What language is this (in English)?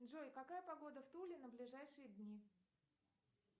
Russian